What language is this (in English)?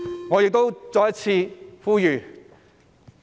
Cantonese